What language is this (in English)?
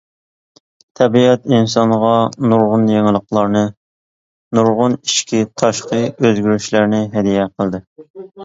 Uyghur